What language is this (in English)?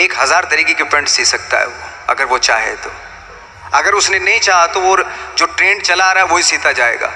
Hindi